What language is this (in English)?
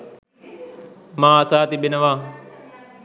Sinhala